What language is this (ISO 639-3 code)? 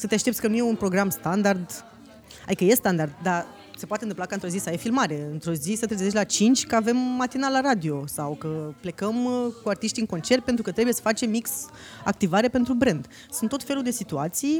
ron